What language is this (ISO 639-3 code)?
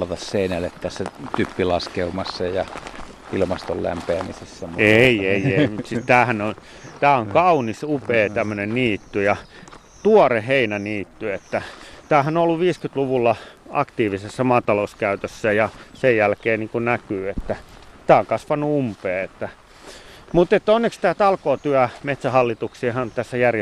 fin